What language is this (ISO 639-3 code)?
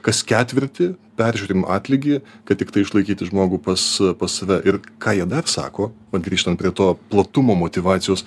lit